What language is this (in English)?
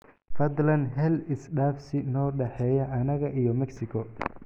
Somali